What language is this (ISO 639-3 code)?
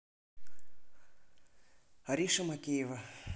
rus